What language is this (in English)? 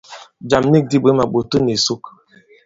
Bankon